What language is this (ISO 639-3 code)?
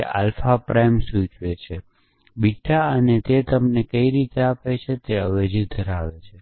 guj